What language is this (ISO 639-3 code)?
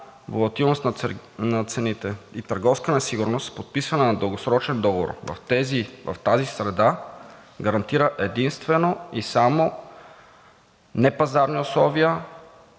bul